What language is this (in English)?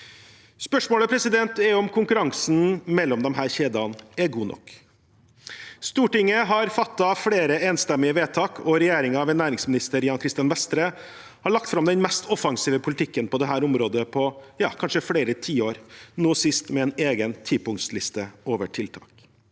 Norwegian